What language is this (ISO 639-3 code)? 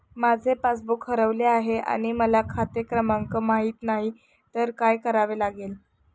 mar